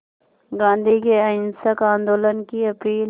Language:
Hindi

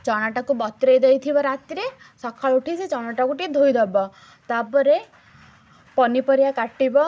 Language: Odia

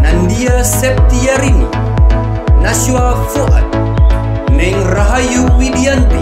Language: Indonesian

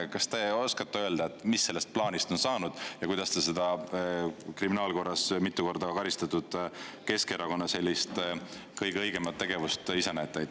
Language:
Estonian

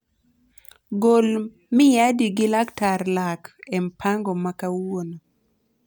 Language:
Luo (Kenya and Tanzania)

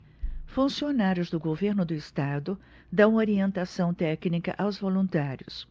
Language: Portuguese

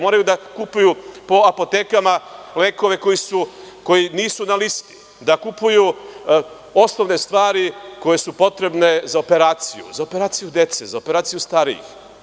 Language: Serbian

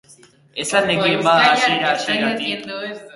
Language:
Basque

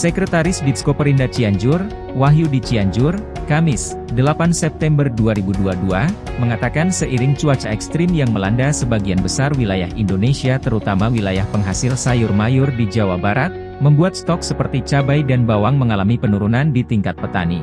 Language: Indonesian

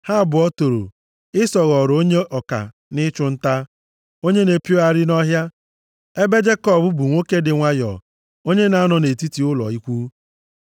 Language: Igbo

